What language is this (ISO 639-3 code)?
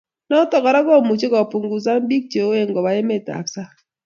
kln